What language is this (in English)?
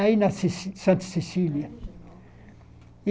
Portuguese